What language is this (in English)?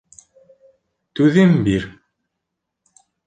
Bashkir